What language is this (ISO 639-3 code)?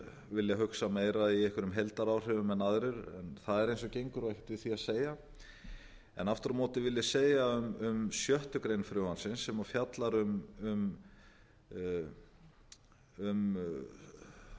isl